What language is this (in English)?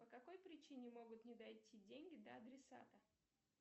Russian